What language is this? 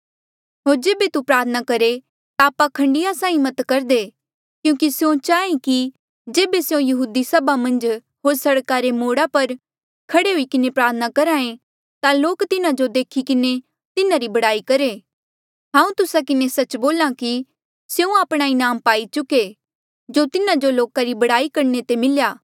Mandeali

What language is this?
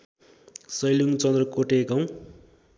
Nepali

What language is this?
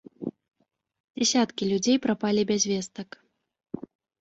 Belarusian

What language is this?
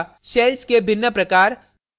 Hindi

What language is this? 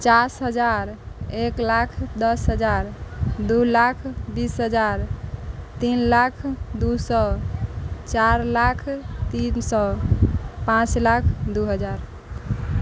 Maithili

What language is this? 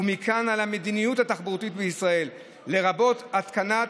Hebrew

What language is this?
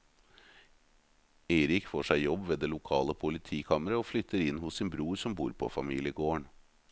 Norwegian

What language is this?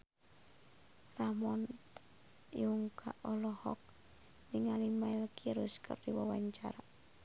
Sundanese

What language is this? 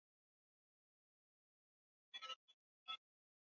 Swahili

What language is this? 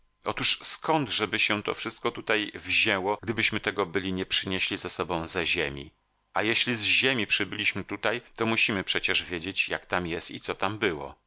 Polish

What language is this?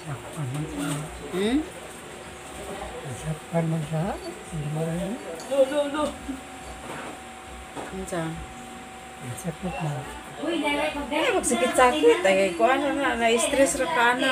Filipino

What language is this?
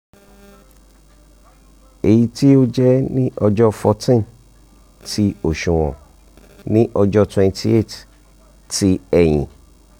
Yoruba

